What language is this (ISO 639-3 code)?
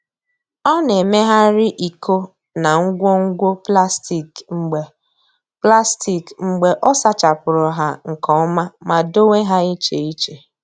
ibo